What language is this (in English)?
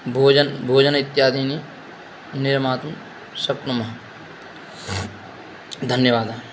Sanskrit